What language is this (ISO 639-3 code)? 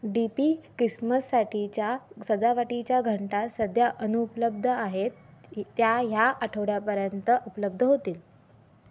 mar